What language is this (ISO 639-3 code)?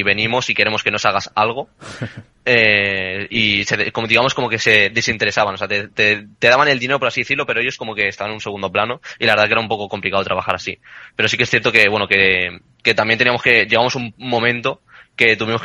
spa